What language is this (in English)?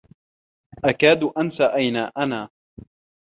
Arabic